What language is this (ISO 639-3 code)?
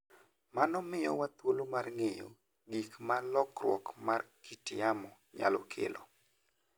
luo